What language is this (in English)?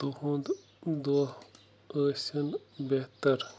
Kashmiri